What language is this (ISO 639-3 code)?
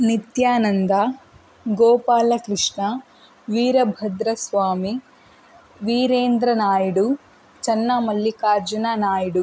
kan